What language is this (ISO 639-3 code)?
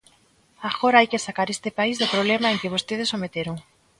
glg